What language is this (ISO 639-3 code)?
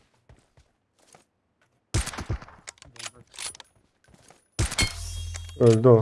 tur